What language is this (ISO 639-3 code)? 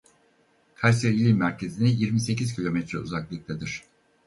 tur